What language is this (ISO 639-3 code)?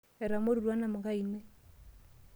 mas